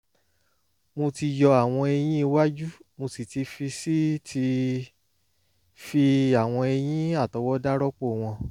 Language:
Yoruba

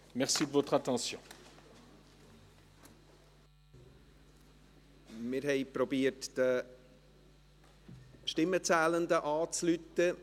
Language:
Swiss German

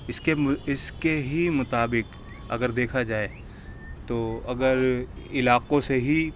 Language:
Urdu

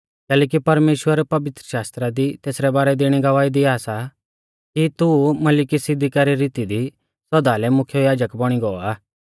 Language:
Mahasu Pahari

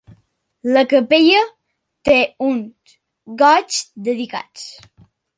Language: Catalan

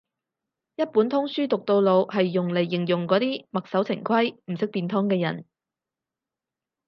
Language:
Cantonese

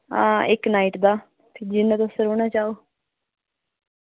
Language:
Dogri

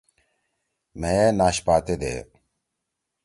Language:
Torwali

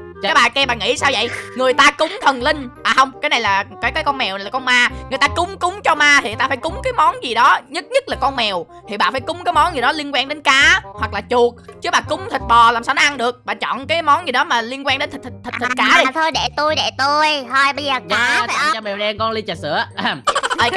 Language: Vietnamese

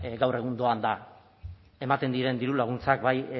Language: Basque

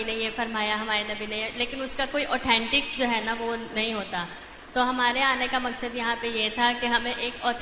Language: Urdu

